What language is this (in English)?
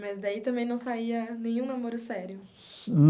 Portuguese